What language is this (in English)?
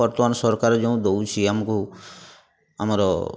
Odia